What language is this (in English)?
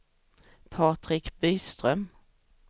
Swedish